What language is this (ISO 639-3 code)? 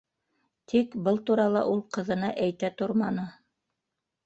bak